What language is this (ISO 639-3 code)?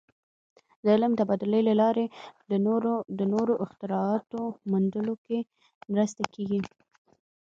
pus